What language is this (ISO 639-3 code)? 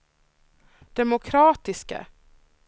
swe